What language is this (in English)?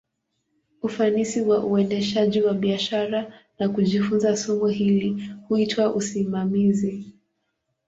Swahili